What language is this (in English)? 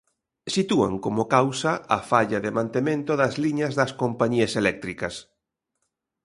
Galician